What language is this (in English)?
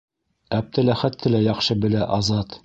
Bashkir